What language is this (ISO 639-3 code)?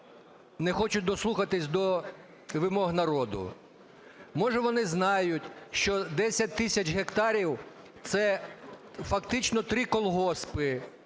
ukr